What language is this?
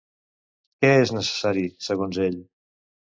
Catalan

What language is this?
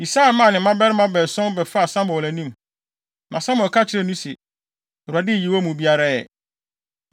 Akan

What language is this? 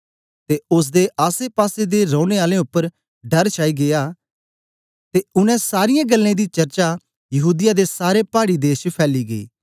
Dogri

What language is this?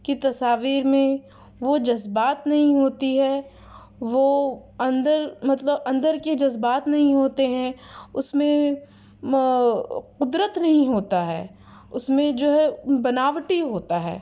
Urdu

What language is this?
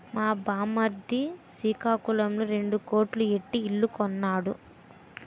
Telugu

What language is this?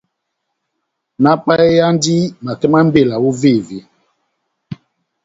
Batanga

